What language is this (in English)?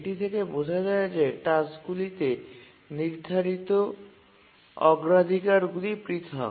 Bangla